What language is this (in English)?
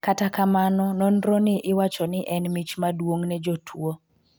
Luo (Kenya and Tanzania)